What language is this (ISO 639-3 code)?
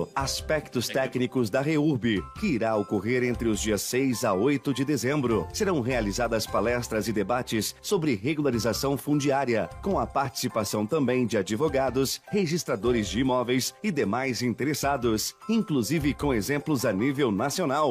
por